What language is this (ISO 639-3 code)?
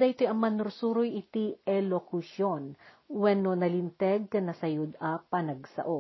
fil